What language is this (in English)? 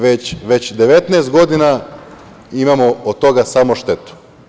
Serbian